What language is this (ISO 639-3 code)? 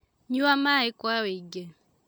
kik